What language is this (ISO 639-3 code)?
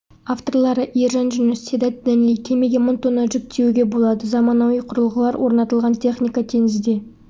kaz